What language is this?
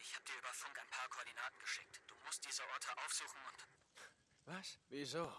German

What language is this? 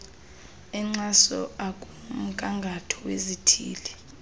Xhosa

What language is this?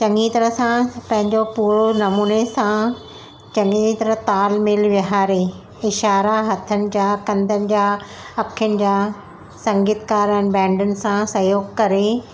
Sindhi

